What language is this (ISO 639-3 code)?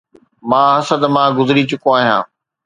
snd